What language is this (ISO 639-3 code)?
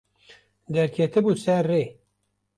kur